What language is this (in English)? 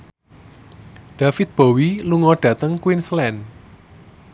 Javanese